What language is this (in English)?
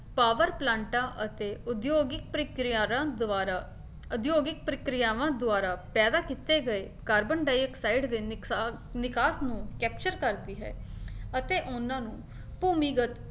Punjabi